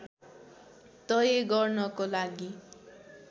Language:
Nepali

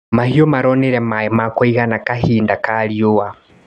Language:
Kikuyu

